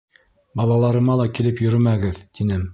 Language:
Bashkir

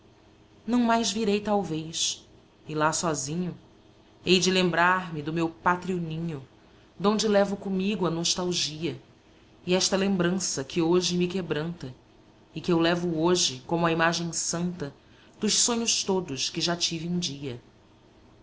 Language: Portuguese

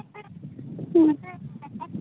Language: Santali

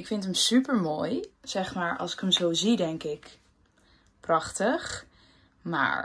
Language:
Dutch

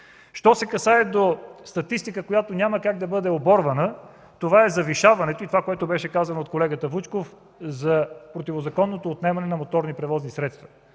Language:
Bulgarian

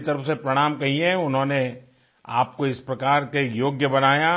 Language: Hindi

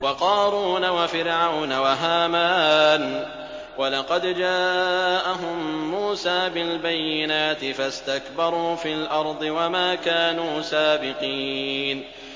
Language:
Arabic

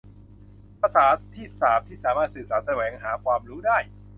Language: Thai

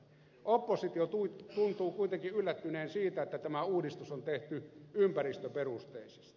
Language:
Finnish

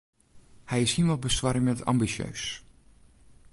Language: Western Frisian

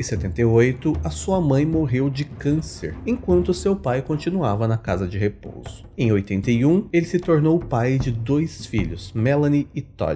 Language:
Portuguese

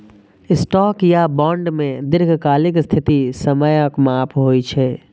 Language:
Maithili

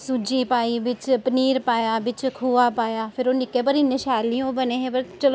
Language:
Dogri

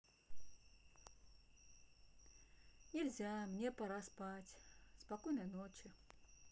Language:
Russian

